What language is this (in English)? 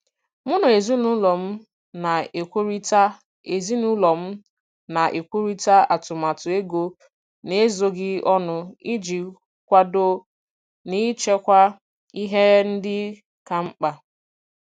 Igbo